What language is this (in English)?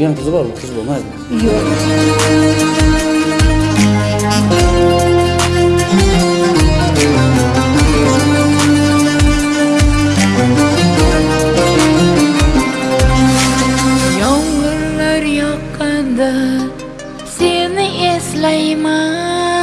Turkish